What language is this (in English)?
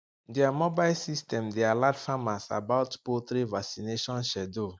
Nigerian Pidgin